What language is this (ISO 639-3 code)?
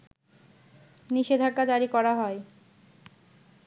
ben